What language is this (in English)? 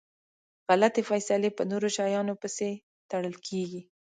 Pashto